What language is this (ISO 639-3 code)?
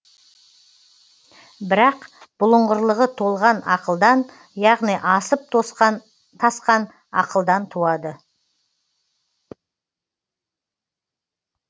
kaz